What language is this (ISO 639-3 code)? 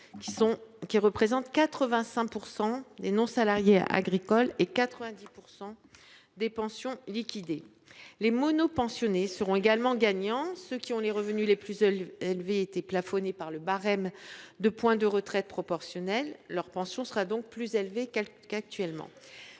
fra